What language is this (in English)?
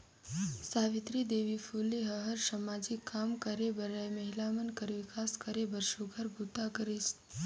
Chhattisgarhi